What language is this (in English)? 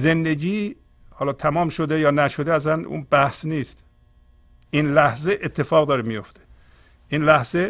Persian